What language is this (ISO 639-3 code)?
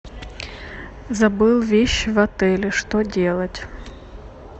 rus